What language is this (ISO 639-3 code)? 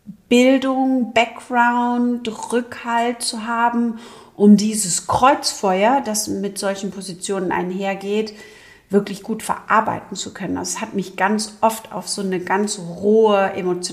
deu